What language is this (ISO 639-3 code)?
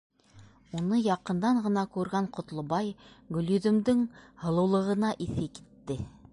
bak